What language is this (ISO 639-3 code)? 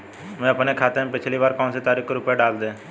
hin